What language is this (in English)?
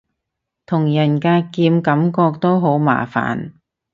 Cantonese